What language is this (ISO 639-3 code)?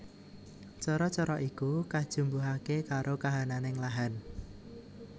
jav